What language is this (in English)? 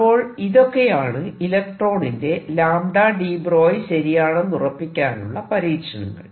Malayalam